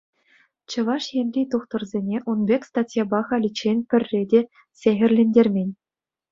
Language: Chuvash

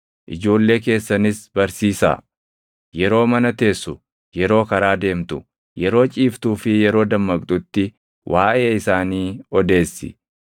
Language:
Oromo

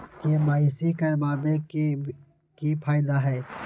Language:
Magahi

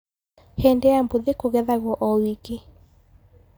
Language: Kikuyu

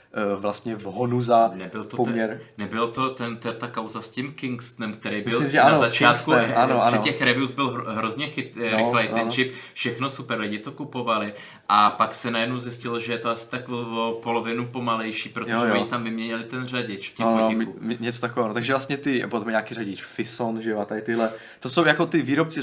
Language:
Czech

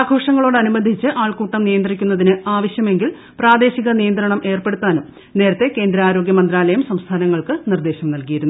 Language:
Malayalam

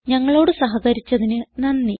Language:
Malayalam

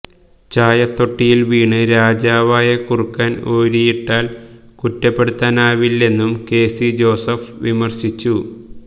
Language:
Malayalam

